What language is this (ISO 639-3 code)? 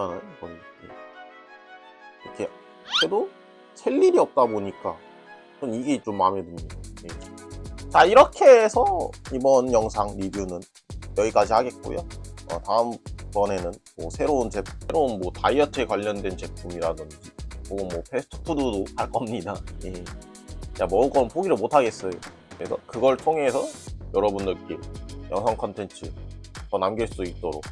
kor